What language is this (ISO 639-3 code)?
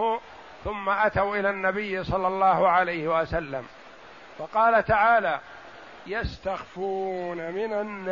ara